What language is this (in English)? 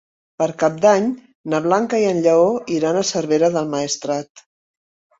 Catalan